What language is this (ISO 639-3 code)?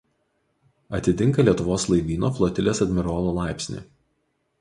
lit